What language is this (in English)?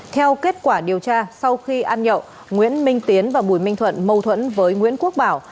Vietnamese